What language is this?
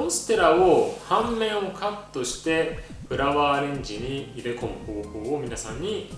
Japanese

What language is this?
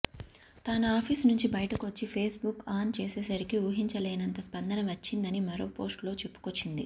Telugu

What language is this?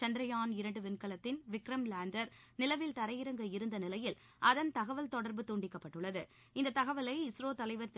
Tamil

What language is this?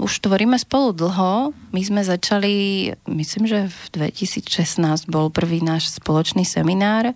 Slovak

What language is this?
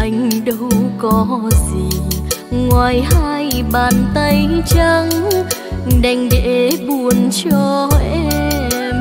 Vietnamese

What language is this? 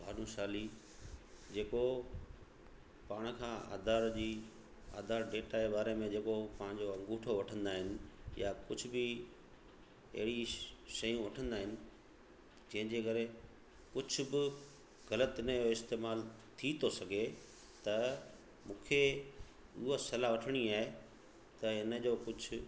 Sindhi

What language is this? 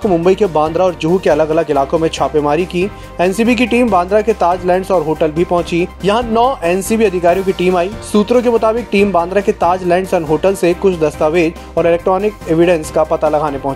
Hindi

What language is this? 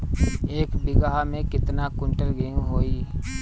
Bhojpuri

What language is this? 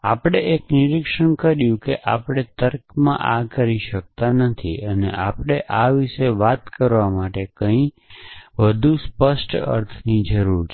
Gujarati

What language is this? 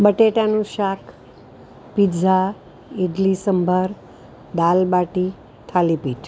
Gujarati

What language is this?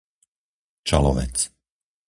Slovak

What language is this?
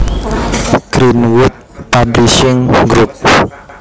Javanese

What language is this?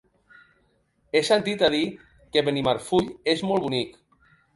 Catalan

